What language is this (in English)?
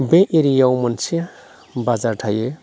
Bodo